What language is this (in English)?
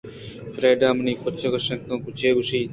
Eastern Balochi